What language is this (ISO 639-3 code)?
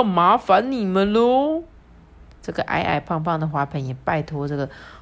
zho